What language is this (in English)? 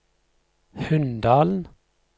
Norwegian